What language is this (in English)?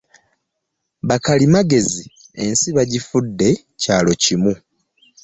Ganda